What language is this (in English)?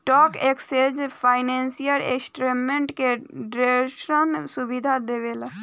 Bhojpuri